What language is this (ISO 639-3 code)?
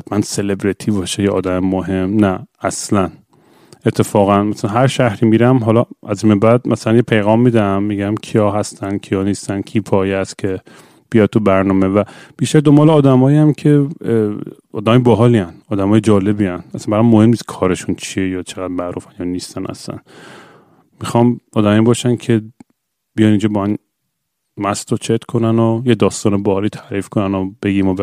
fas